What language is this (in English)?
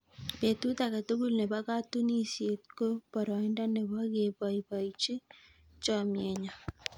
Kalenjin